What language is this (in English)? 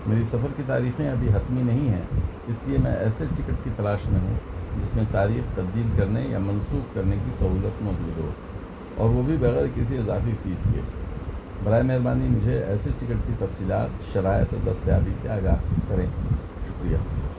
Urdu